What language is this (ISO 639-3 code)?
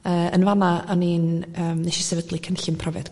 cym